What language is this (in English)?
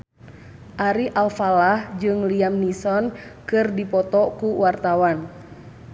Sundanese